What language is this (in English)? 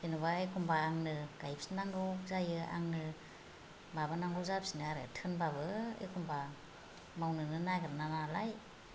Bodo